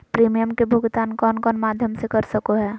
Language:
Magahi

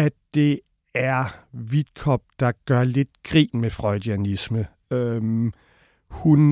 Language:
Danish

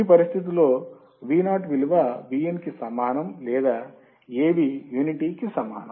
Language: Telugu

